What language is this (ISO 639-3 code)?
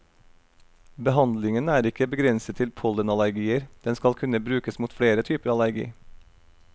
nor